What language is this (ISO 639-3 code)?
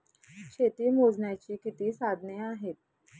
mar